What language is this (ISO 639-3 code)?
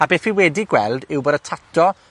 cym